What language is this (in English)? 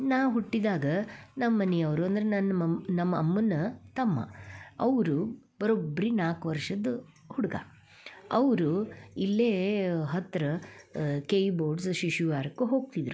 Kannada